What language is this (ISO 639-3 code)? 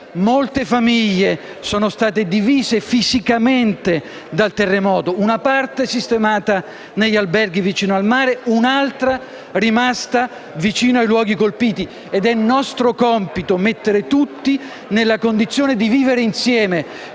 ita